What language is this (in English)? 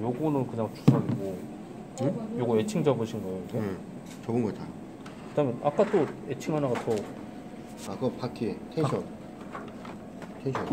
Korean